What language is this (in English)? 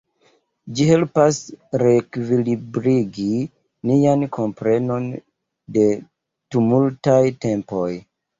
Esperanto